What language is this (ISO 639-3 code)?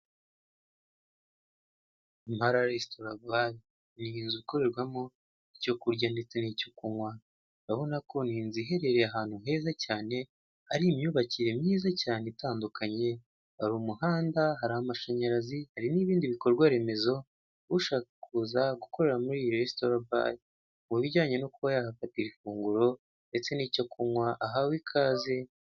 kin